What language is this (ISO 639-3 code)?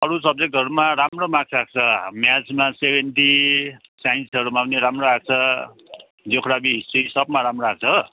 nep